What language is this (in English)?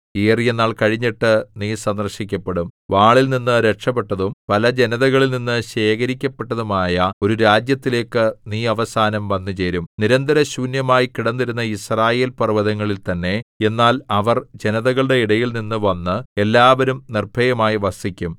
Malayalam